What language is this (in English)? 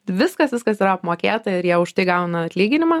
Lithuanian